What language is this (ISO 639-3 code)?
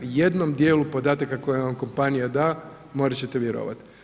hrv